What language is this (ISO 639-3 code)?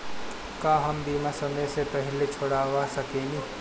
bho